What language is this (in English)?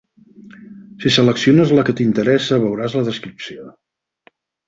Catalan